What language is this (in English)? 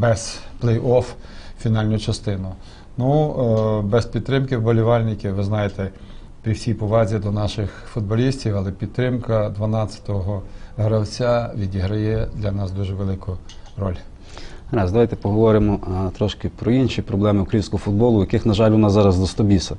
Ukrainian